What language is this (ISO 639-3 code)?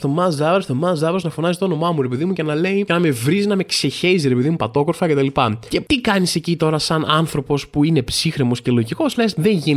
ell